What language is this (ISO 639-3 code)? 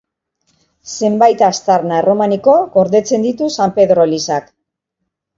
eus